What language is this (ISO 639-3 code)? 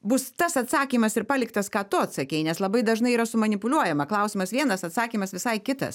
lit